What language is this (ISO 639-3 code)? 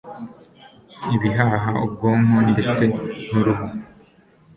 kin